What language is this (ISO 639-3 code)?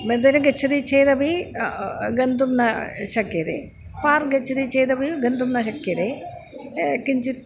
san